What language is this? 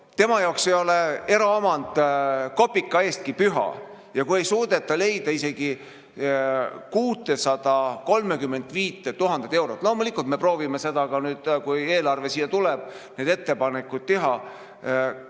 Estonian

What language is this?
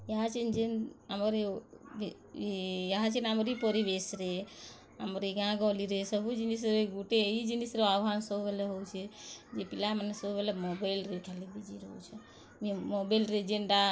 Odia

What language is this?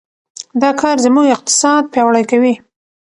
Pashto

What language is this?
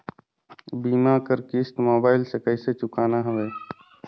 Chhattisgarhi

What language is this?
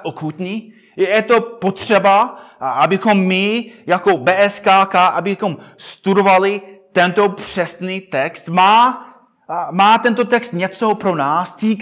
Czech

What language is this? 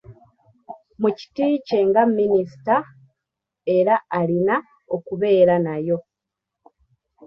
Ganda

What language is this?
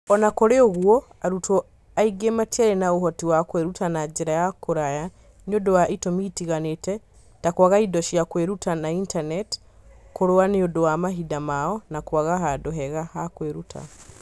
Kikuyu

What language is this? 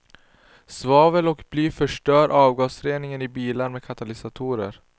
Swedish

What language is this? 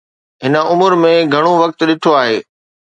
Sindhi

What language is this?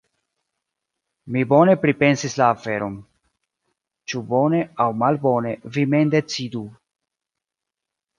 Esperanto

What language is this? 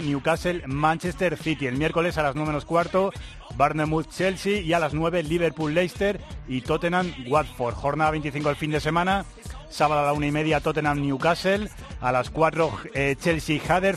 Spanish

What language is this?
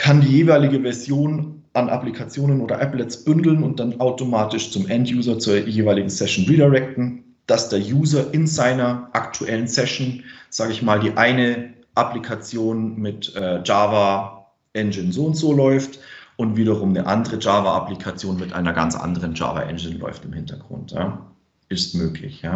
German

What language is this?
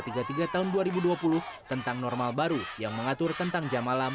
Indonesian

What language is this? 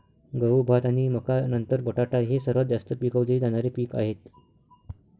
Marathi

